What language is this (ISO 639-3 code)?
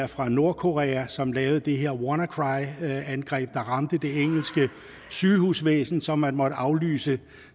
dan